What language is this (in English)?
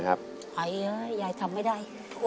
Thai